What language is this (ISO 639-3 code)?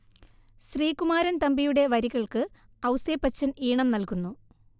mal